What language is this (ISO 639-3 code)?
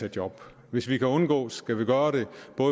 dan